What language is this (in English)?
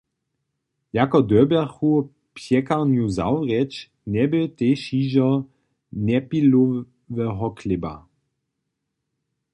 Upper Sorbian